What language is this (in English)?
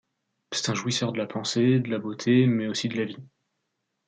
French